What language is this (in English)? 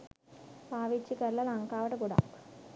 Sinhala